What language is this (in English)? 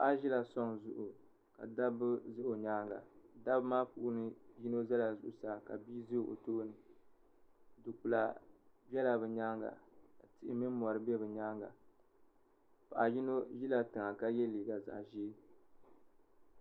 Dagbani